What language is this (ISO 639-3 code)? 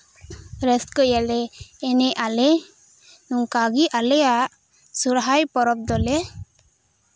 sat